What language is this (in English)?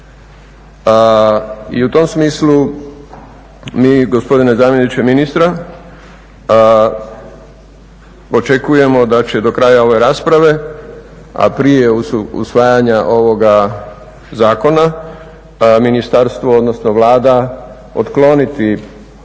Croatian